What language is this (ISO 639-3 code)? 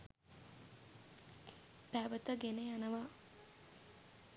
sin